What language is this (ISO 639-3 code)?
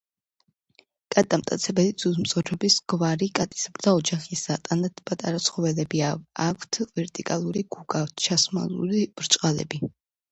kat